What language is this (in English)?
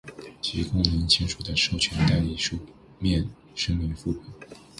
Chinese